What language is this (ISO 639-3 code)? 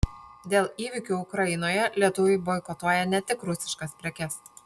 lit